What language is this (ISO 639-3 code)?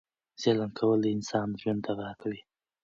pus